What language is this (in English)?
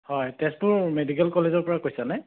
Assamese